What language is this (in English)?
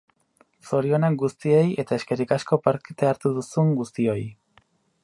Basque